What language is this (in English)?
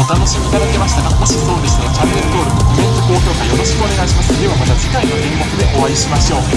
Japanese